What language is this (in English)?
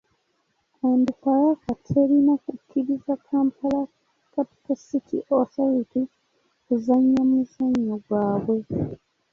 Ganda